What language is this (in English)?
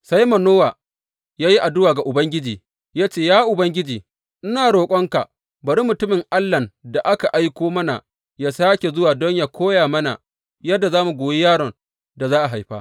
Hausa